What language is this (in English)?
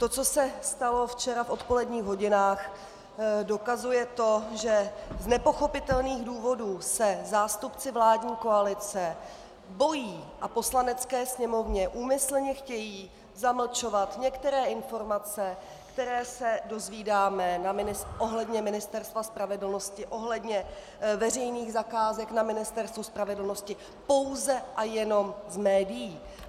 Czech